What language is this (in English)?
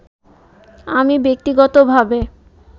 Bangla